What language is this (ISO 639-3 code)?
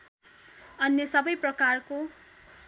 nep